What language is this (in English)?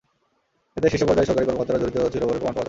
Bangla